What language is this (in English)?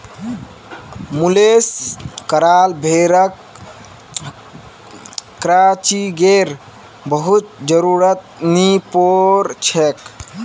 Magahi